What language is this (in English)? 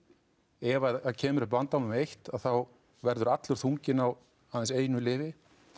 Icelandic